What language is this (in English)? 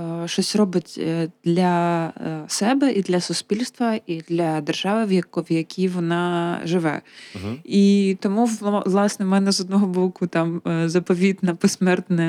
Ukrainian